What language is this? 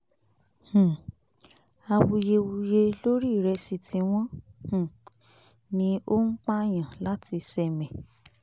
Yoruba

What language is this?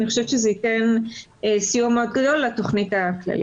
Hebrew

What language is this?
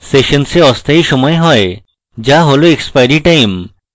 Bangla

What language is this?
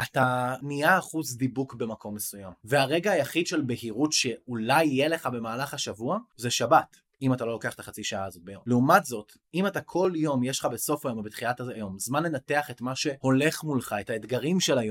Hebrew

